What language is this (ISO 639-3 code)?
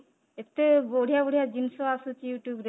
ori